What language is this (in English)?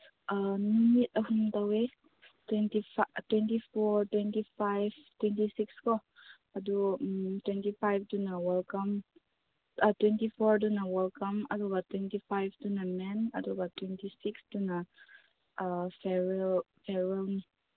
Manipuri